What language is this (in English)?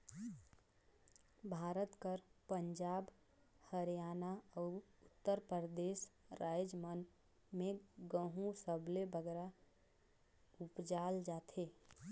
Chhattisgarhi